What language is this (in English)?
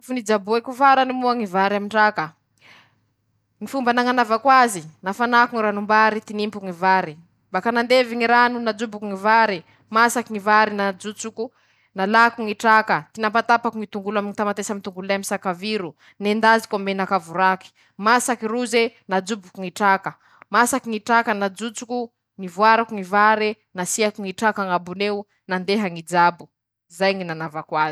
Masikoro Malagasy